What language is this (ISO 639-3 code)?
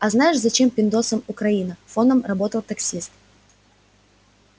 rus